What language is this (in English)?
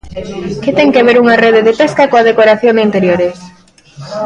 Galician